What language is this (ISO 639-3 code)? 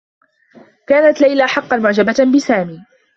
ara